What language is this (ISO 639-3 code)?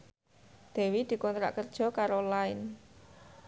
jav